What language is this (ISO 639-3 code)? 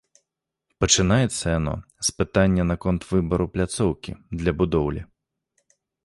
bel